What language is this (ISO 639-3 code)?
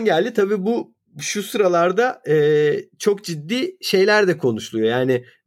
tur